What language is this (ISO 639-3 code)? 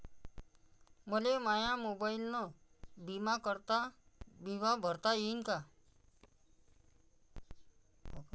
mar